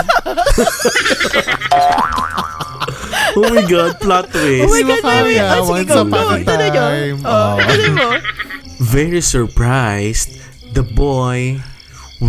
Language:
Filipino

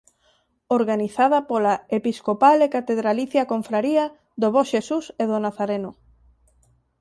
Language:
Galician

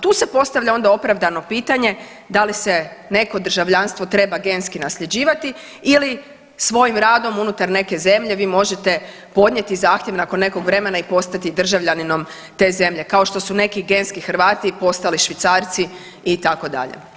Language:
Croatian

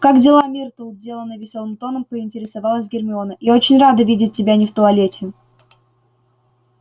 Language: Russian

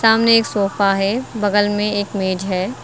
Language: Hindi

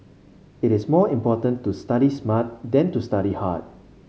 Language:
English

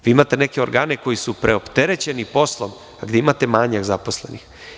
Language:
Serbian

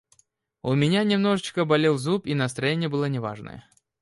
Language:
Russian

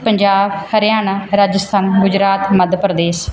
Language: Punjabi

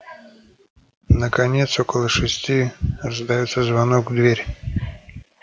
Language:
Russian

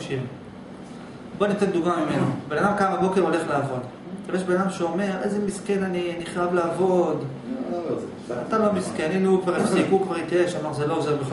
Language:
Hebrew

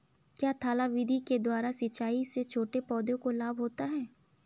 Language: Hindi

